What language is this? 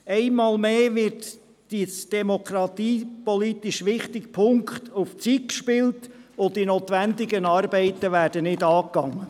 Swiss German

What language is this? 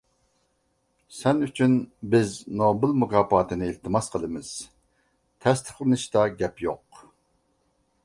Uyghur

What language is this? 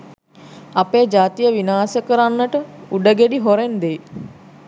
Sinhala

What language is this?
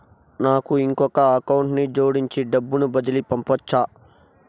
Telugu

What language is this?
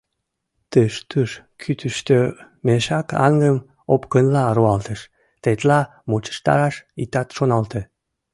Mari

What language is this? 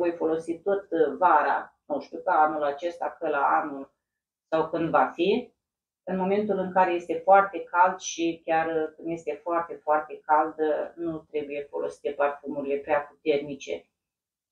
Romanian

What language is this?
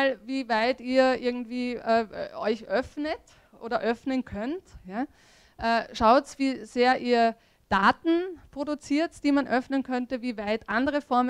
German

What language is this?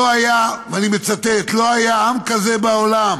Hebrew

